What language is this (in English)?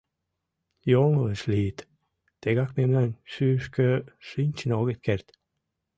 Mari